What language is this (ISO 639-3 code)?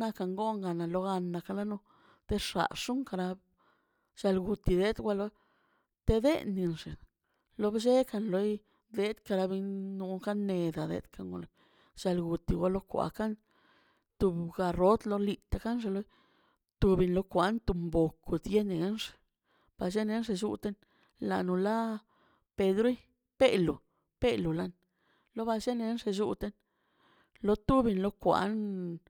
zpy